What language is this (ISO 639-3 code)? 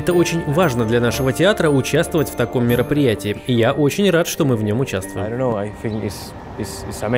rus